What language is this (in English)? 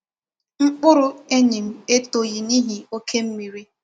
Igbo